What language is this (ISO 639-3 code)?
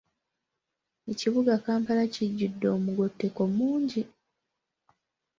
lug